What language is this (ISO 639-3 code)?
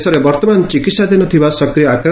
ori